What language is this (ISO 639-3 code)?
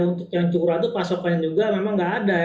ind